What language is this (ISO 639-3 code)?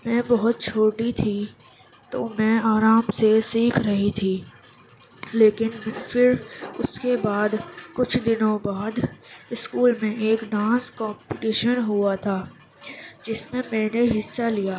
urd